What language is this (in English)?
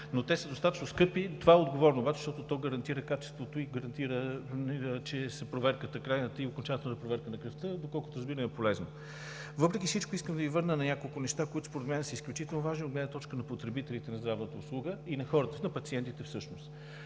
Bulgarian